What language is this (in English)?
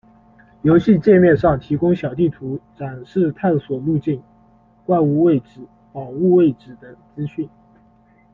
Chinese